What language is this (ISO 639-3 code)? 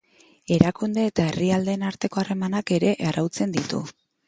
eus